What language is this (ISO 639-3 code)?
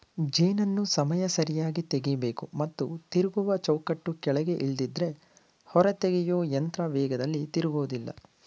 kan